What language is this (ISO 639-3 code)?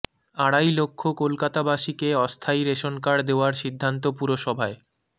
ben